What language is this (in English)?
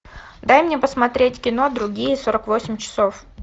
Russian